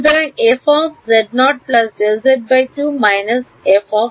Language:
Bangla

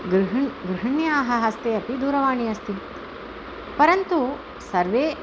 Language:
Sanskrit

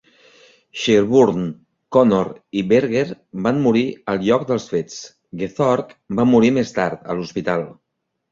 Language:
Catalan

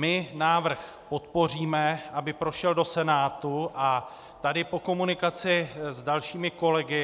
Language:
Czech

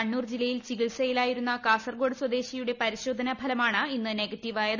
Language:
Malayalam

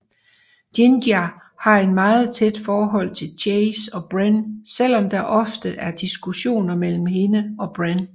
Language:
Danish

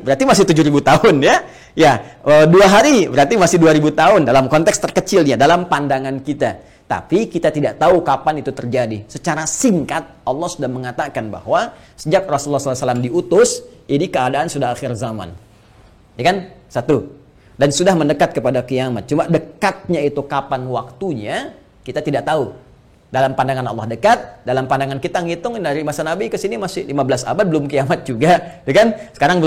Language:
Indonesian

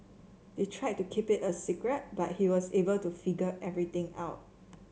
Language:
English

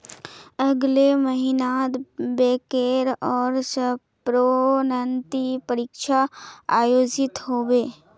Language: Magahi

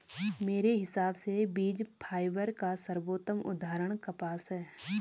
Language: Hindi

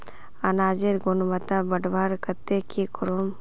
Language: Magahi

